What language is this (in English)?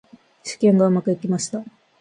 Japanese